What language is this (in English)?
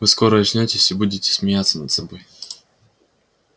Russian